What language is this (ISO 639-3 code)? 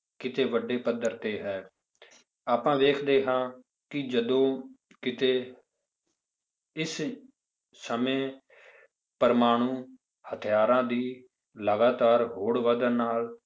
pan